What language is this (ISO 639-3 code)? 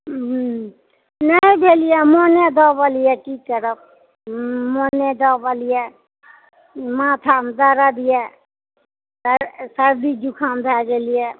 mai